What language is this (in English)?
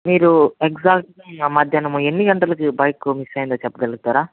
Telugu